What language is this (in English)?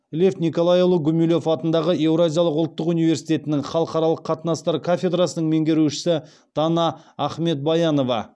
Kazakh